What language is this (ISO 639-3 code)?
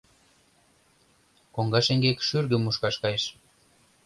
chm